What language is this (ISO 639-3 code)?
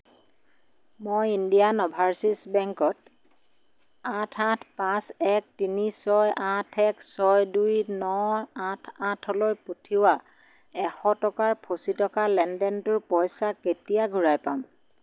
asm